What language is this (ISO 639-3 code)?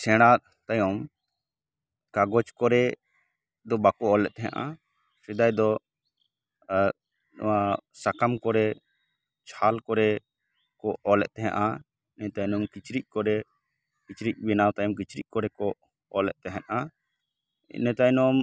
sat